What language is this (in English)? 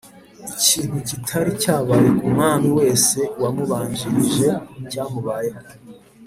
Kinyarwanda